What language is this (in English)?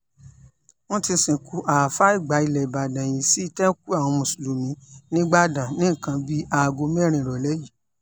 Yoruba